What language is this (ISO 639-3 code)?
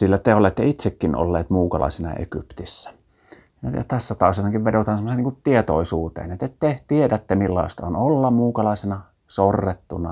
fin